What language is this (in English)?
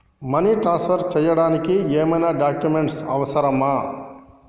Telugu